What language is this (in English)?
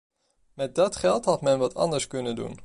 Dutch